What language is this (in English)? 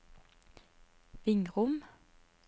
Norwegian